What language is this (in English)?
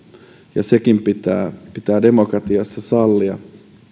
Finnish